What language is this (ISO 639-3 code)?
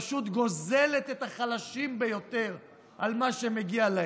heb